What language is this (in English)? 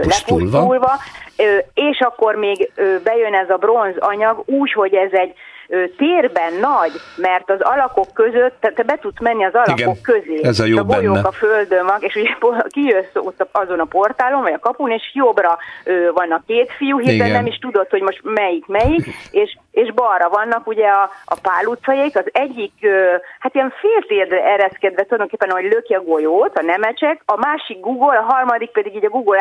Hungarian